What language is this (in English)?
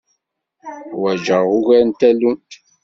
Kabyle